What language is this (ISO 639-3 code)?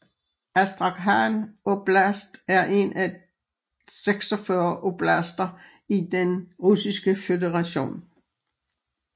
dan